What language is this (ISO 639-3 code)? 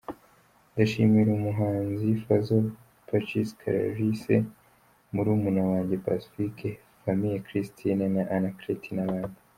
kin